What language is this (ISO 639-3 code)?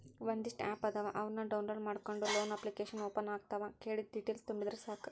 kan